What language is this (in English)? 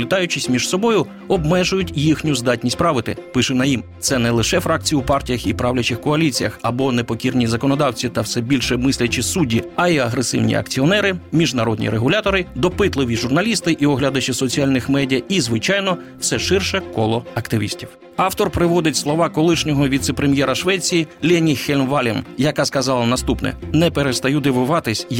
Ukrainian